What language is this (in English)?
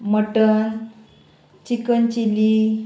Konkani